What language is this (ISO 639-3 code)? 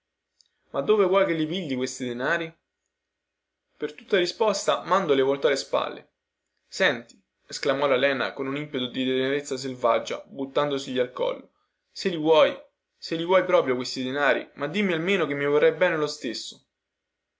ita